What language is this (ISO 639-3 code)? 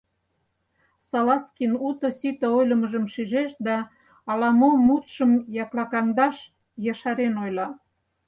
chm